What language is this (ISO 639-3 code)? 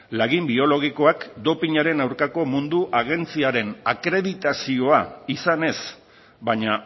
eus